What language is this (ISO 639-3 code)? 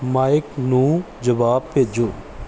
pan